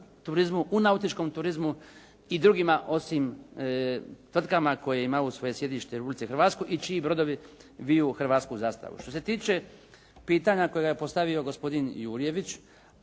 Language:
Croatian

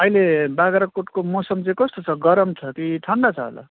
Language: Nepali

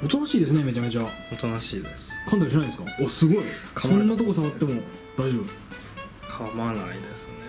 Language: Japanese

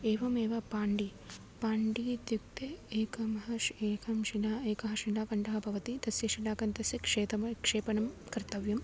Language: Sanskrit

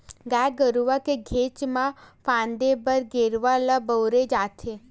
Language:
Chhattisgarhi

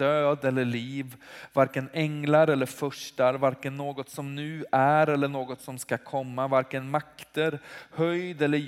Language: Swedish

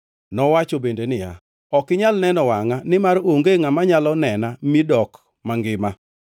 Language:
Luo (Kenya and Tanzania)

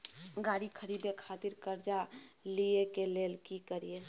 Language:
Maithili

